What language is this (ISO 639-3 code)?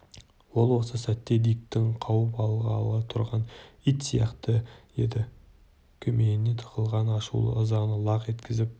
kaz